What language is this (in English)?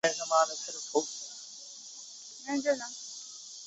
Chinese